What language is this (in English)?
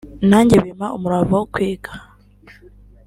Kinyarwanda